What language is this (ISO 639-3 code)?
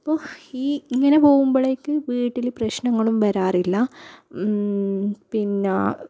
mal